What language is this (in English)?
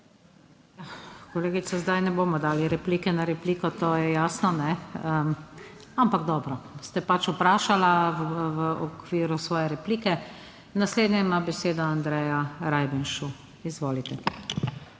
Slovenian